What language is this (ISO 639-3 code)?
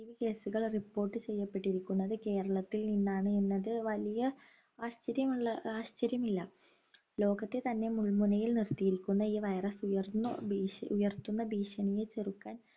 mal